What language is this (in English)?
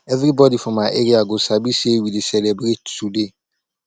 Nigerian Pidgin